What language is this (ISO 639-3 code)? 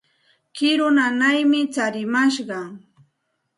qxt